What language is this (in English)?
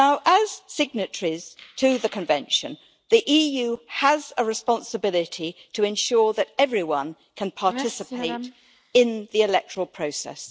English